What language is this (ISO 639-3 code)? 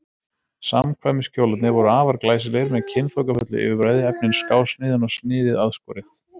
isl